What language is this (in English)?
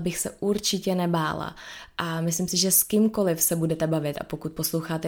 Czech